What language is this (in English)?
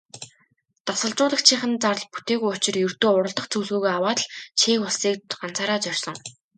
Mongolian